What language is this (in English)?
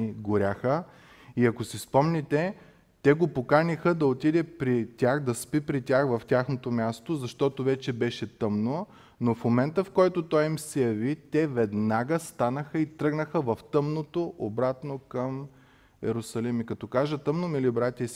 Bulgarian